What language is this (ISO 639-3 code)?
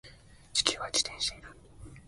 jpn